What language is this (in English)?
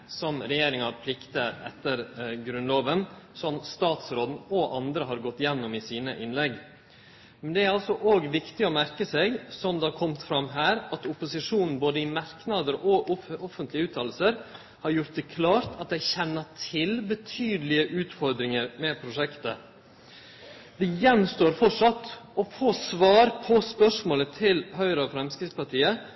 Norwegian Nynorsk